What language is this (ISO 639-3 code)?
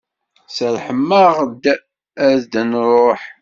kab